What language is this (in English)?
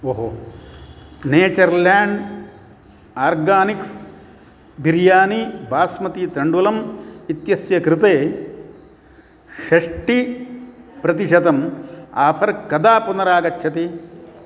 Sanskrit